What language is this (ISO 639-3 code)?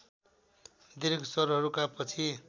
nep